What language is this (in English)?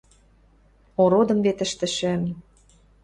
Western Mari